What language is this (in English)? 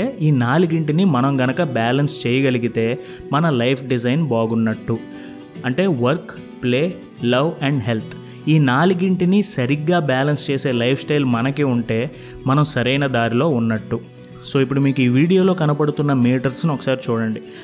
Telugu